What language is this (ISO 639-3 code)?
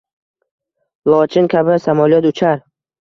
uzb